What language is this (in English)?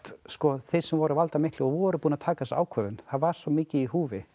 Icelandic